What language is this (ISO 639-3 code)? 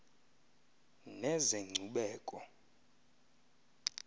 xho